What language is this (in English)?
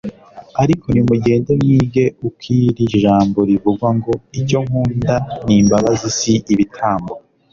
Kinyarwanda